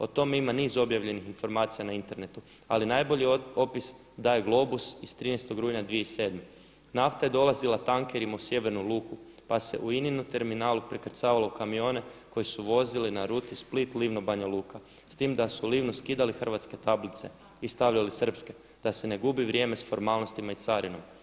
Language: Croatian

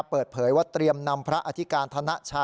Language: Thai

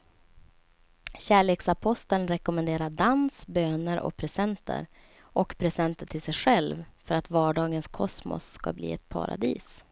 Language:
Swedish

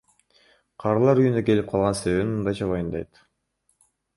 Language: Kyrgyz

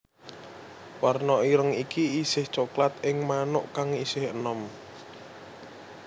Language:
Javanese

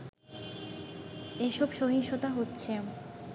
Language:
Bangla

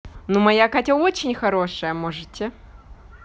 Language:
Russian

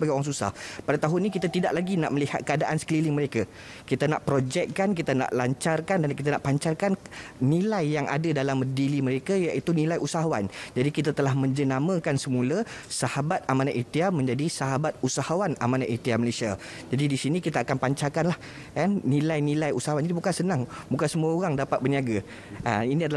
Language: Malay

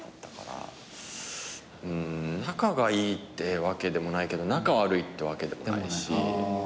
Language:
Japanese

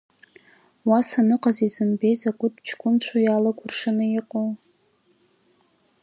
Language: Abkhazian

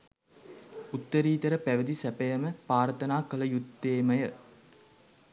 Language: Sinhala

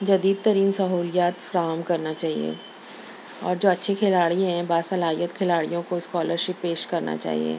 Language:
Urdu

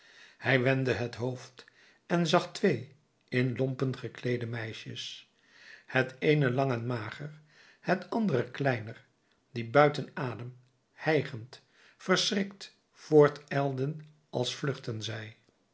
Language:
Dutch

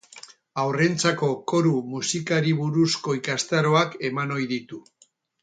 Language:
Basque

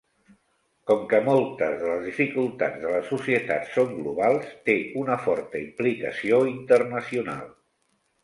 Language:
Catalan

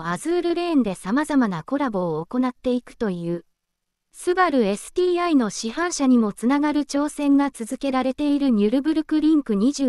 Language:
Japanese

